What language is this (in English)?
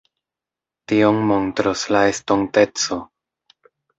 Esperanto